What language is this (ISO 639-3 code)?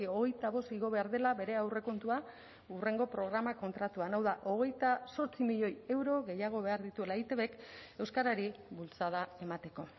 eus